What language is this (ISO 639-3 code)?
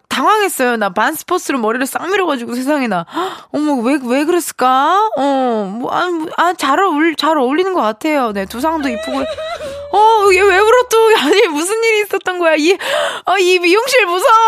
kor